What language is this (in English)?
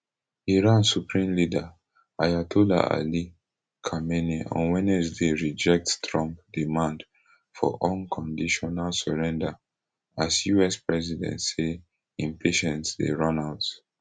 Nigerian Pidgin